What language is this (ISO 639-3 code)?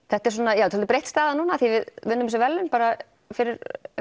isl